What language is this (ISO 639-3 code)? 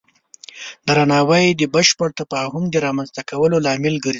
pus